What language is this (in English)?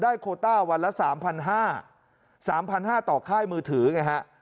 Thai